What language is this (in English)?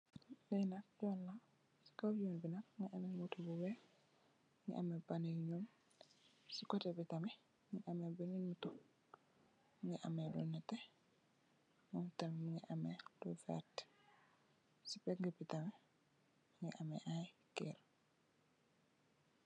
Wolof